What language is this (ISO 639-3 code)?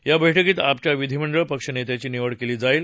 mar